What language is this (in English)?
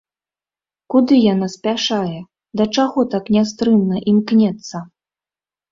Belarusian